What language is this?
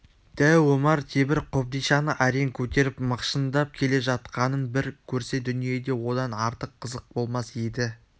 Kazakh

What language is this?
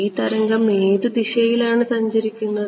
Malayalam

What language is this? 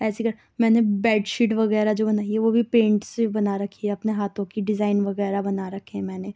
Urdu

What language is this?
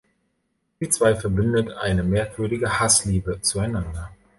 German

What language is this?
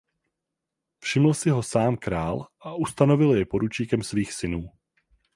Czech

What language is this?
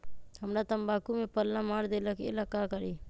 Magahi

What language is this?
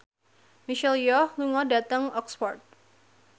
Javanese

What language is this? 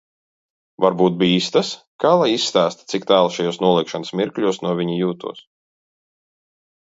Latvian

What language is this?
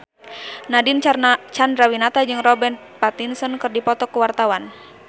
Sundanese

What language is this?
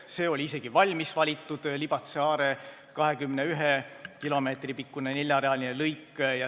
Estonian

